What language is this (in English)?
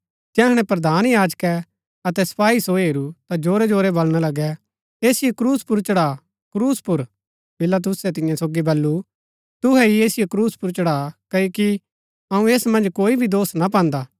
Gaddi